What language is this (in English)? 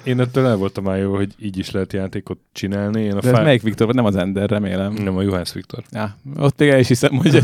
Hungarian